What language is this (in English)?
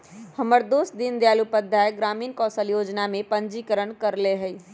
Magahi